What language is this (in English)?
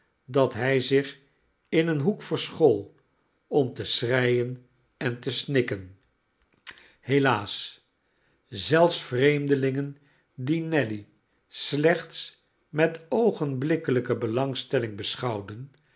Dutch